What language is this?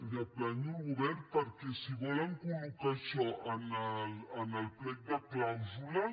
Catalan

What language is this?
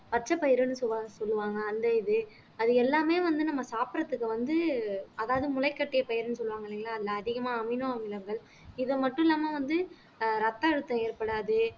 Tamil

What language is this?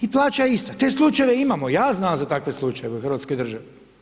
Croatian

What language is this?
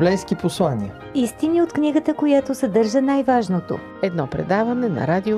Bulgarian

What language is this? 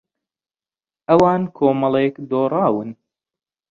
Central Kurdish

